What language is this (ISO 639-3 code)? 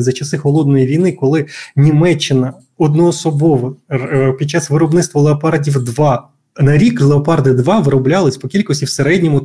ukr